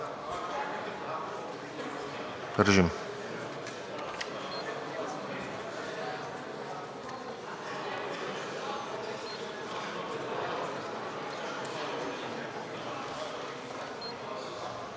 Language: Bulgarian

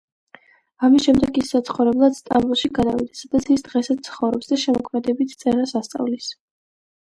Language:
Georgian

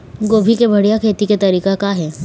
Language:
Chhattisgarhi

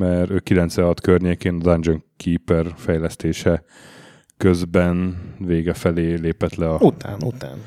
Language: Hungarian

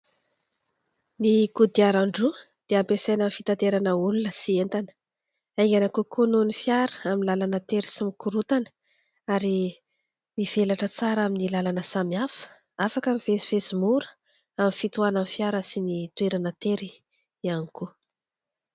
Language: Malagasy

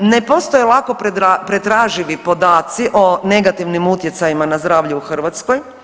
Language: Croatian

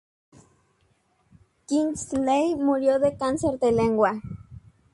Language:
Spanish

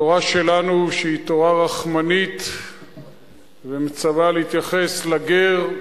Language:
Hebrew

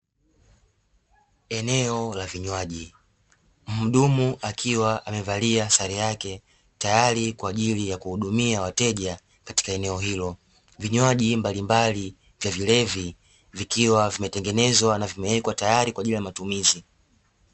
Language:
Swahili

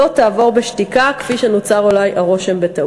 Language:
Hebrew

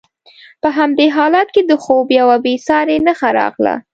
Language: Pashto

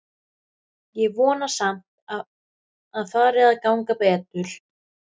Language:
Icelandic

